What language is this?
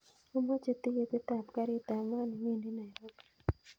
Kalenjin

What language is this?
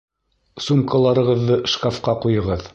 Bashkir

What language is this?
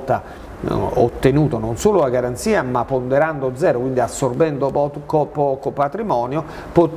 Italian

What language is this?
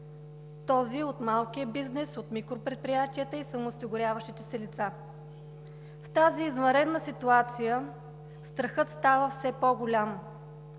Bulgarian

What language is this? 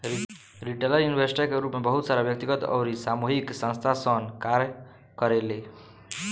Bhojpuri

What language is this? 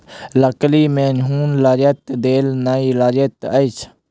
Maithili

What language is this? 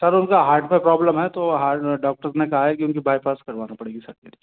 Hindi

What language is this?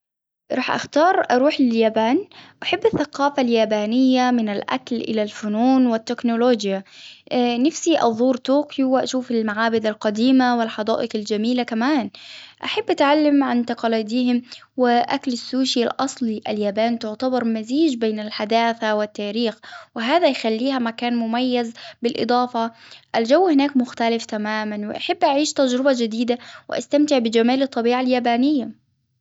Hijazi Arabic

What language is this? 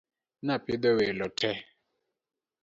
Luo (Kenya and Tanzania)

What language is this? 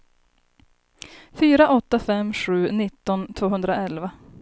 Swedish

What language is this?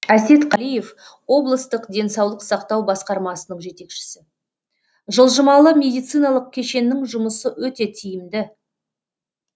Kazakh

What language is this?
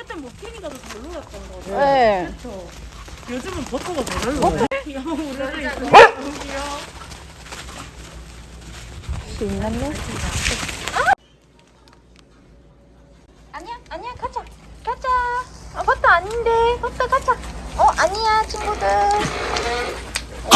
Korean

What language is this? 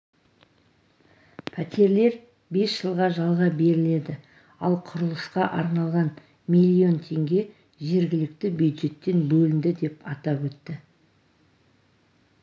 Kazakh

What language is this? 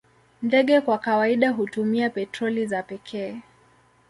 Swahili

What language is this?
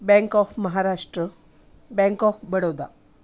Marathi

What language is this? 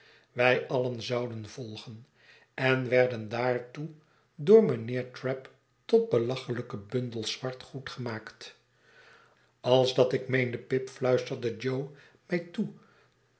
Dutch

